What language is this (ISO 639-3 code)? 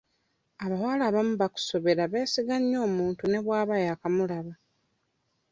lug